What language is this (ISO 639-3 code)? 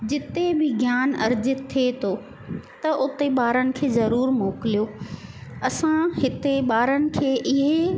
snd